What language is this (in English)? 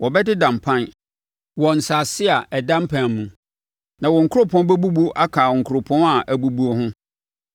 Akan